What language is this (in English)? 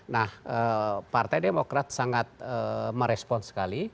Indonesian